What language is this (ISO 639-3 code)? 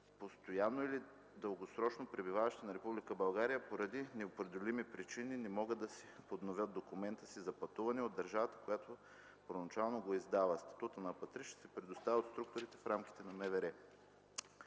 bul